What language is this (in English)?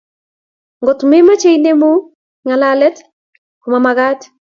Kalenjin